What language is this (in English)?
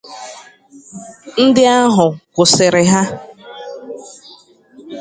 Igbo